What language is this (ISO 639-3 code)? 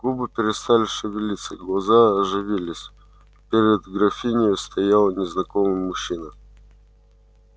rus